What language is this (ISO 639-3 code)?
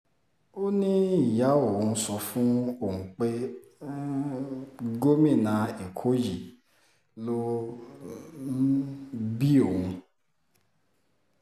yor